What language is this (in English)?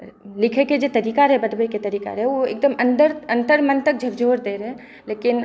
Maithili